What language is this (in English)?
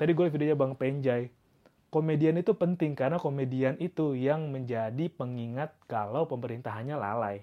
Indonesian